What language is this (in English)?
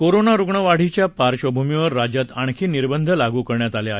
Marathi